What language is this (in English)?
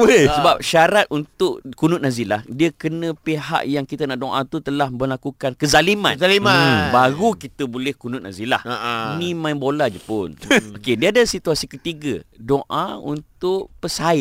Malay